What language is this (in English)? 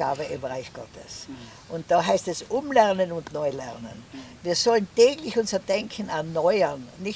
German